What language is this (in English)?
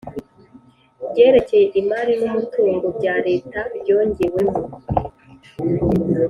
Kinyarwanda